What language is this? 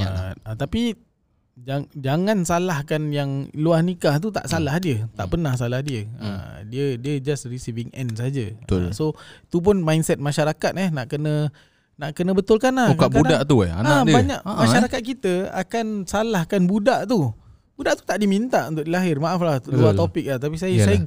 Malay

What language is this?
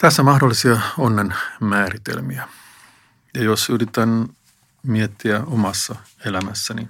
Finnish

